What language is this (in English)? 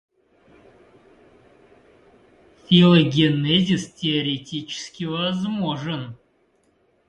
Russian